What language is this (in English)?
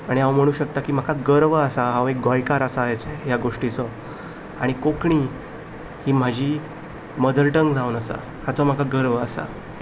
Konkani